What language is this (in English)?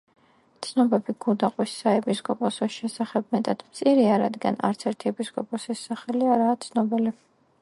Georgian